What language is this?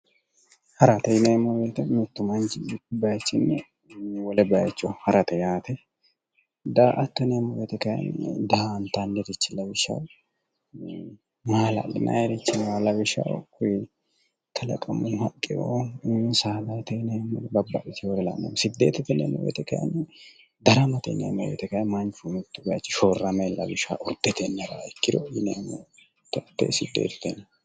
Sidamo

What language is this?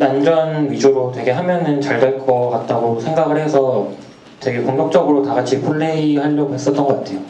Korean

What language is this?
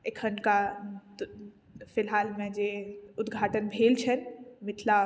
Maithili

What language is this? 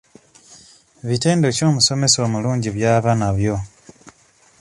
Ganda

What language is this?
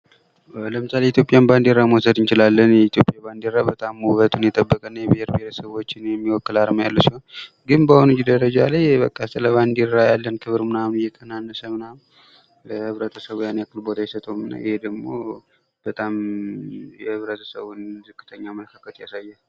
Amharic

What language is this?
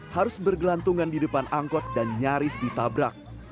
Indonesian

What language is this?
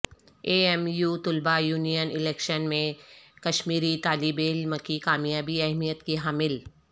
Urdu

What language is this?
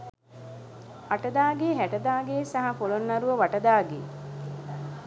Sinhala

